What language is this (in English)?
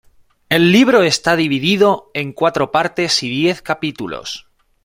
Spanish